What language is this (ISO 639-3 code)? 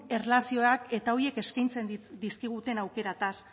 eus